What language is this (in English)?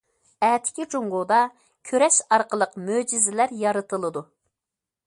Uyghur